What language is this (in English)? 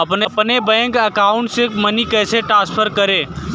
Hindi